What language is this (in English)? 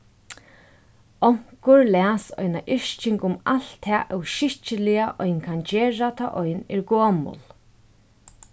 Faroese